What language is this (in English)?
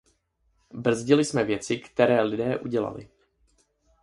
Czech